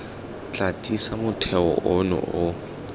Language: Tswana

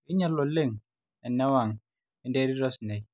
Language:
Masai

